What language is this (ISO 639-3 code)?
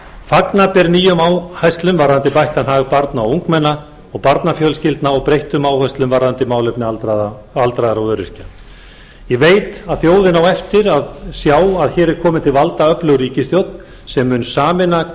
isl